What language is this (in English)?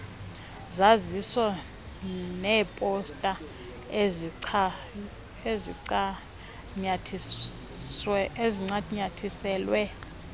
Xhosa